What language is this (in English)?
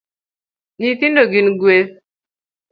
Luo (Kenya and Tanzania)